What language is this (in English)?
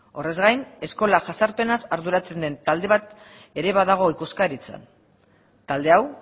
Basque